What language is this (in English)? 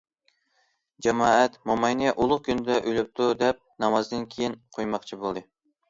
Uyghur